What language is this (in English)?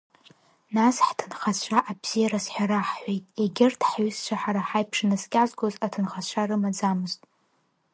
Abkhazian